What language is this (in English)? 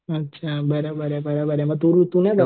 Marathi